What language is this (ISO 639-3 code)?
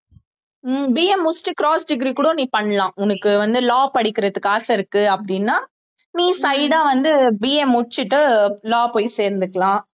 tam